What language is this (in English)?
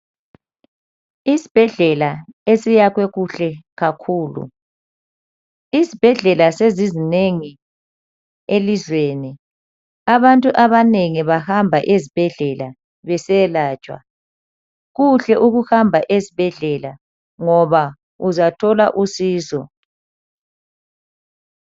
North Ndebele